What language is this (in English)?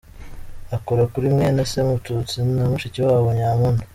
Kinyarwanda